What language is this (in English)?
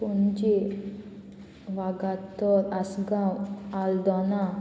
Konkani